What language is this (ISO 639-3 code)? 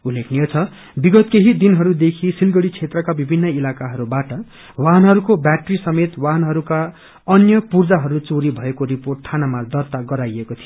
nep